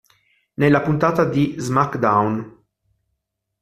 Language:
Italian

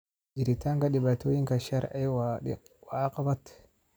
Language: Somali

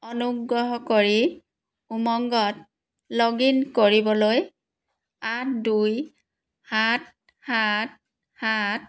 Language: Assamese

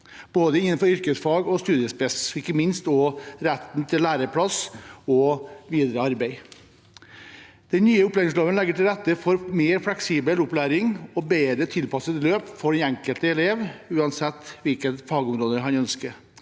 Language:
Norwegian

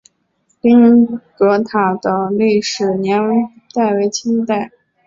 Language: Chinese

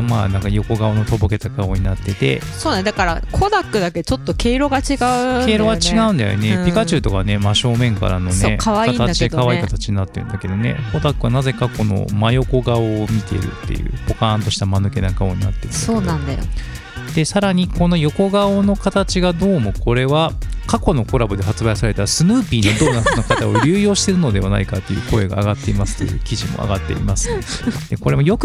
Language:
Japanese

